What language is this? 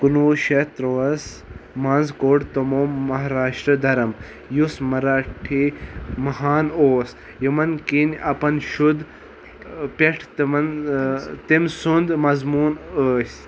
Kashmiri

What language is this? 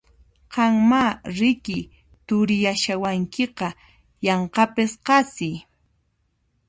Puno Quechua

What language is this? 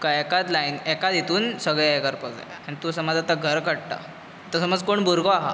Konkani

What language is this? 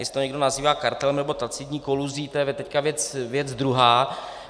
Czech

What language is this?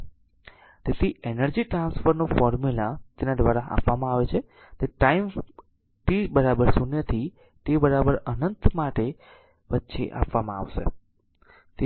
Gujarati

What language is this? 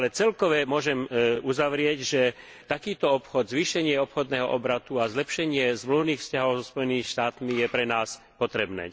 Slovak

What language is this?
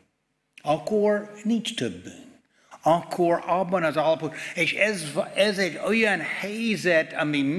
Hungarian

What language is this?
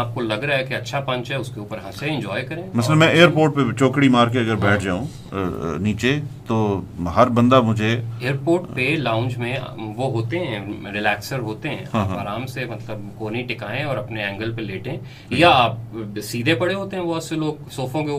Urdu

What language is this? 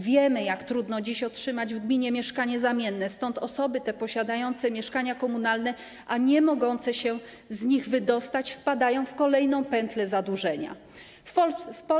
Polish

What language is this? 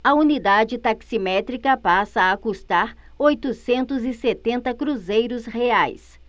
Portuguese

